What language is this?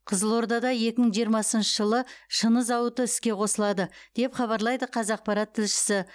Kazakh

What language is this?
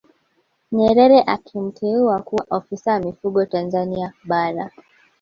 Swahili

